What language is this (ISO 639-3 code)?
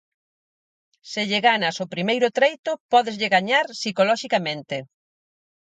glg